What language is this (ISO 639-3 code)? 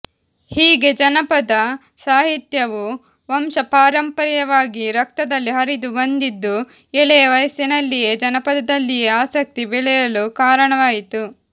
kan